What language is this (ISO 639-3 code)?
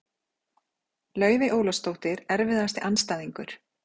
isl